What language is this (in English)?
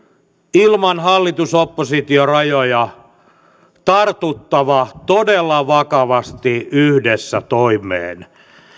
Finnish